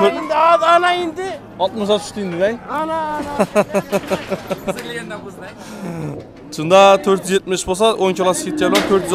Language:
Turkish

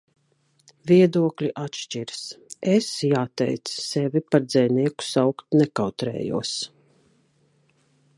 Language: Latvian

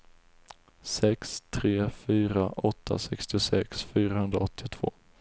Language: Swedish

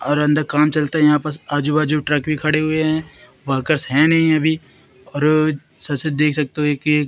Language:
Hindi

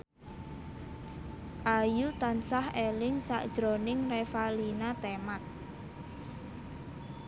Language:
Javanese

